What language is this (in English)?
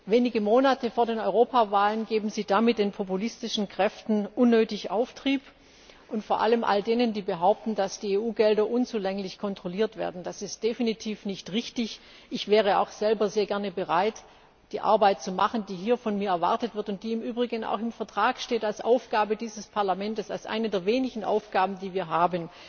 German